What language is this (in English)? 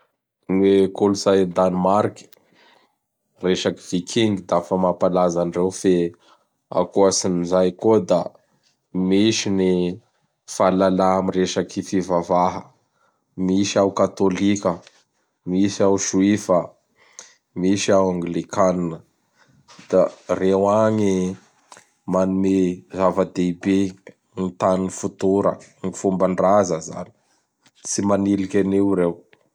Bara Malagasy